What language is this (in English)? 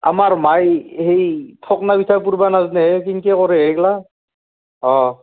Assamese